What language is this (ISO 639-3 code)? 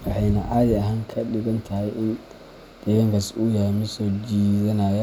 som